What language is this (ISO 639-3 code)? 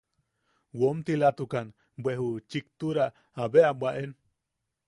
yaq